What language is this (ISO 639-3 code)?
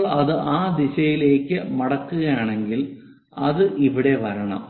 mal